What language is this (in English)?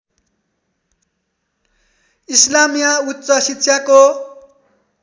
Nepali